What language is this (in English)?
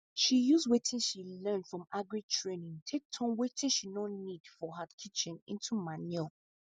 Nigerian Pidgin